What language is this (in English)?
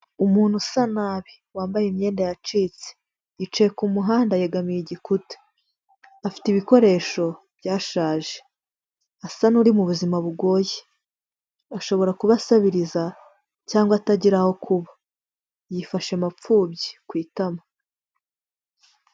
Kinyarwanda